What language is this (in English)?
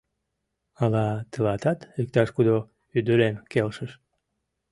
Mari